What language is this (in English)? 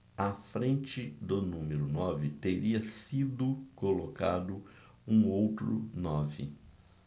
Portuguese